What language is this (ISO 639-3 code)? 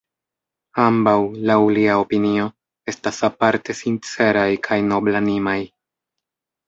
epo